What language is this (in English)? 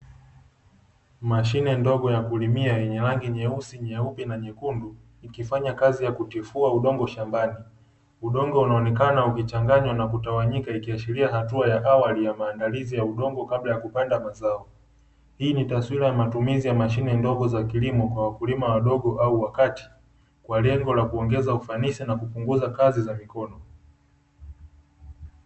Swahili